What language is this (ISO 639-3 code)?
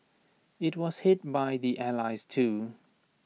eng